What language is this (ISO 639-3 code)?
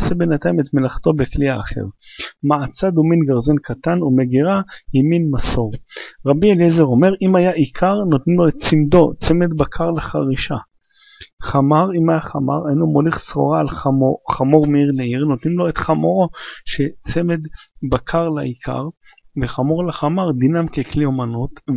heb